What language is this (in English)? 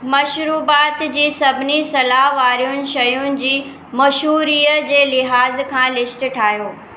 Sindhi